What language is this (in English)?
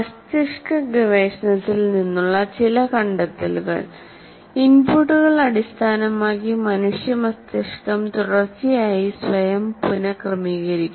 Malayalam